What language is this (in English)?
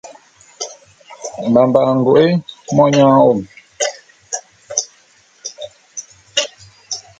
Bulu